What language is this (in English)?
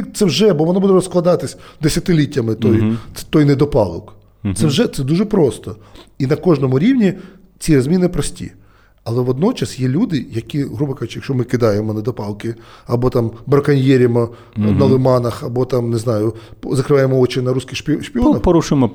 Ukrainian